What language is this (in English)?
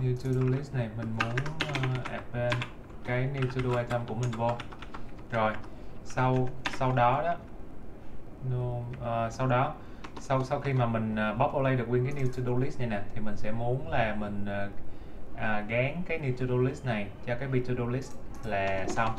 Vietnamese